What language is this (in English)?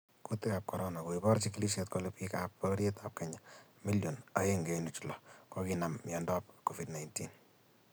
Kalenjin